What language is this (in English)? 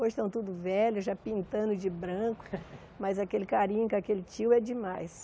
Portuguese